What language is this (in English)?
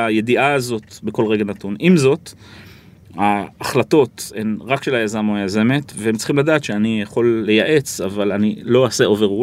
Hebrew